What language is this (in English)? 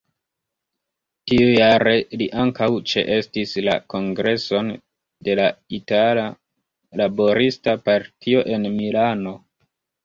Esperanto